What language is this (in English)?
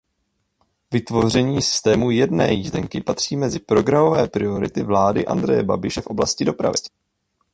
Czech